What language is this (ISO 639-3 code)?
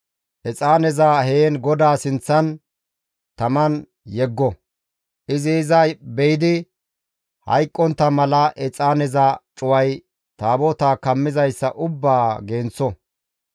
gmv